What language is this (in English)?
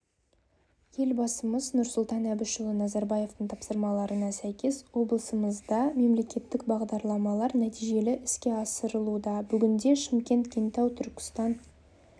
Kazakh